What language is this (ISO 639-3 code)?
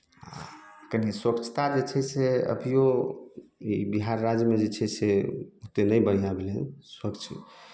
mai